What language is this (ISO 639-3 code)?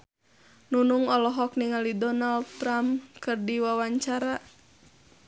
sun